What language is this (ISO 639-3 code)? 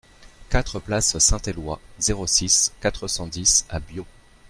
fra